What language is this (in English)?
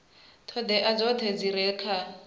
Venda